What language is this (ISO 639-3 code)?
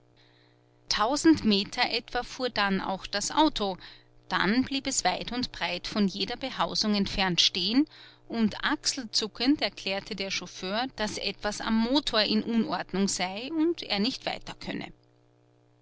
deu